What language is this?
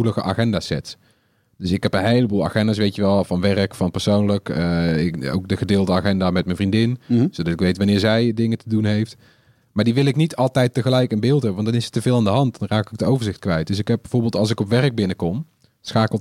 Dutch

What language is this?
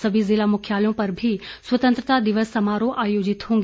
Hindi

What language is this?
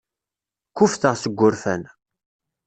Kabyle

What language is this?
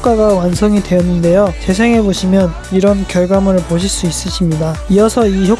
Korean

